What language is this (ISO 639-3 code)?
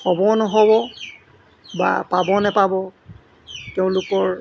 asm